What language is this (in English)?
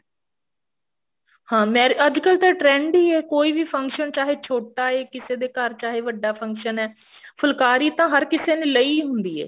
Punjabi